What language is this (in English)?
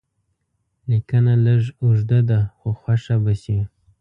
Pashto